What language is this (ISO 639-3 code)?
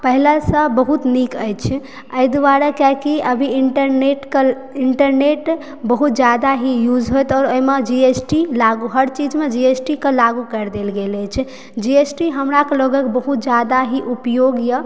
mai